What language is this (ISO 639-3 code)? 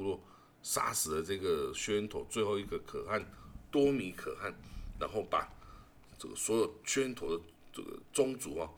zho